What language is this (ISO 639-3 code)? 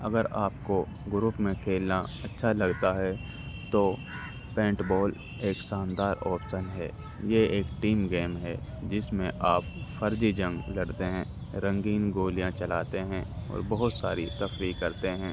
urd